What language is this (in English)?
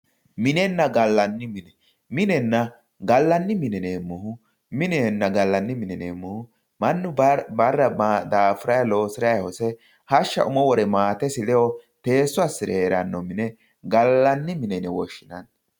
Sidamo